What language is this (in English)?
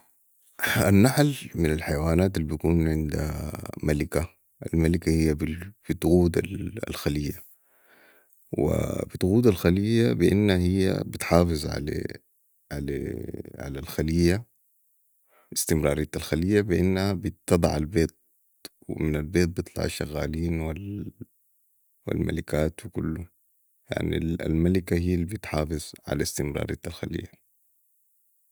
Sudanese Arabic